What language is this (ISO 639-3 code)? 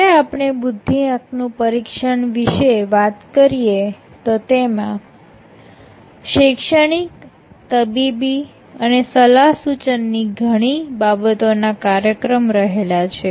guj